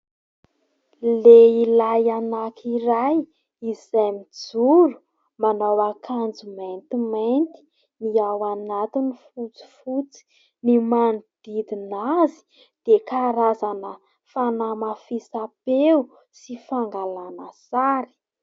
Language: Malagasy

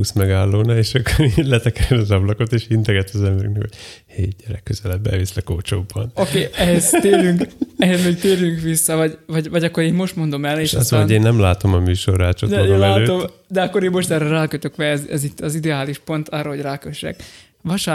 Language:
Hungarian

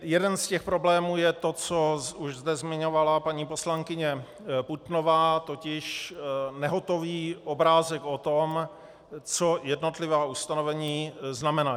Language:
Czech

